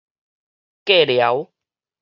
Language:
Min Nan Chinese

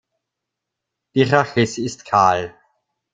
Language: German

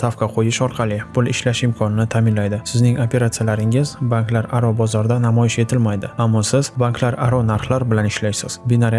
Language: Uzbek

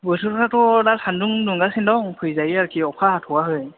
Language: Bodo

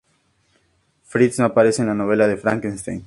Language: Spanish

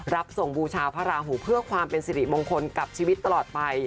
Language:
Thai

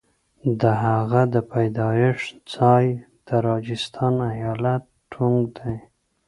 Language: Pashto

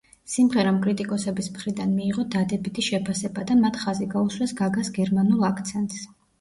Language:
Georgian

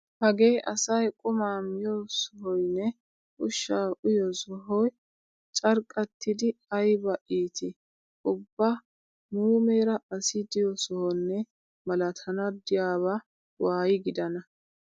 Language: Wolaytta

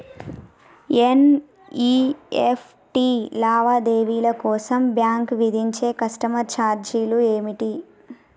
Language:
Telugu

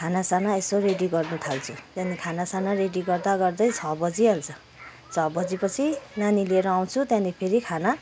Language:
Nepali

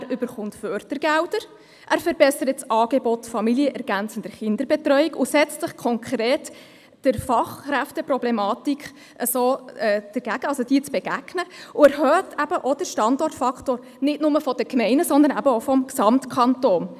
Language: Swiss German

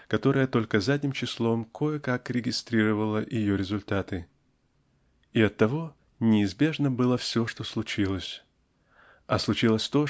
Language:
Russian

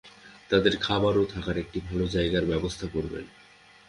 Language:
Bangla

